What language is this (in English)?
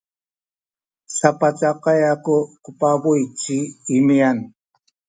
Sakizaya